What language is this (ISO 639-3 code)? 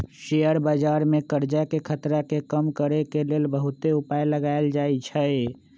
mag